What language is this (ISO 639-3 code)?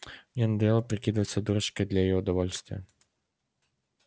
rus